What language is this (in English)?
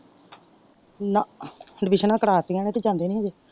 Punjabi